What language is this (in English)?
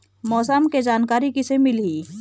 Chhattisgarhi